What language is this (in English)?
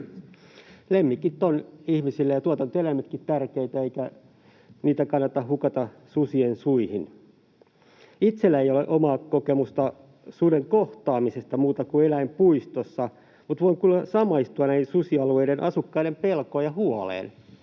Finnish